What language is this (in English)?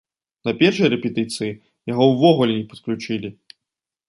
Belarusian